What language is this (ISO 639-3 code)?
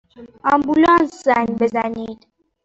fas